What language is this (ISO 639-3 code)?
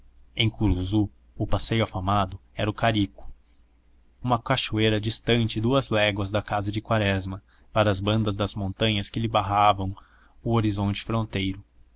por